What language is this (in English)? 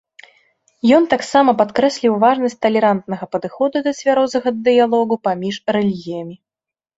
Belarusian